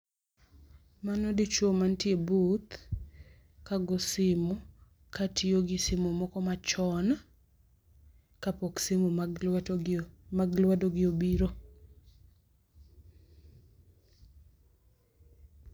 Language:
Luo (Kenya and Tanzania)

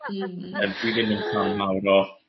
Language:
Welsh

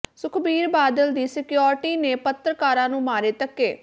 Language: Punjabi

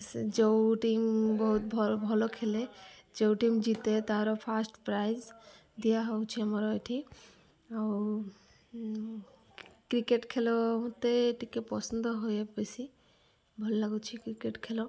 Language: Odia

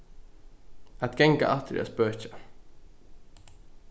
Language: Faroese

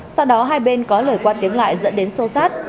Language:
Vietnamese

